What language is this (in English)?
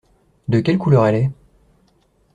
French